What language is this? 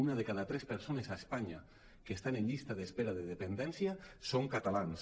Catalan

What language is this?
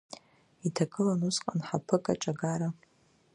Abkhazian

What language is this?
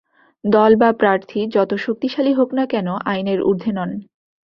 Bangla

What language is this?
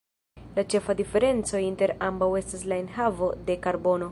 Esperanto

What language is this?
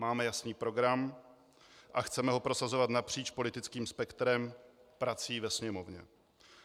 Czech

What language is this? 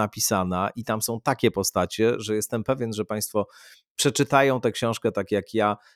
Polish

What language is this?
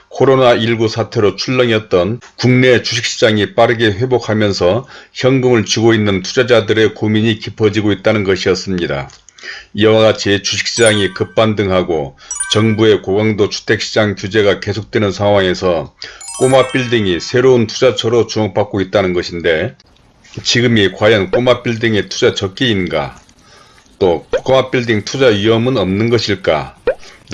Korean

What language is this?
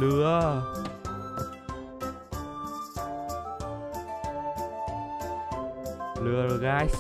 Vietnamese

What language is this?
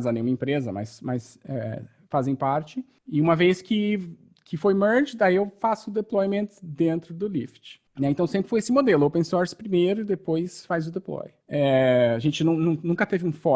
Portuguese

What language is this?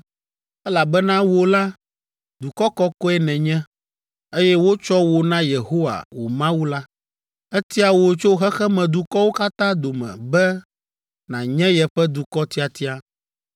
Ewe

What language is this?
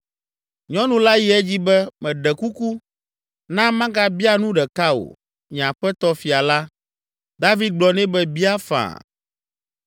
Ewe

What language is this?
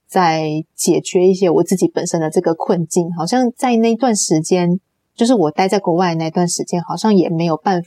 Chinese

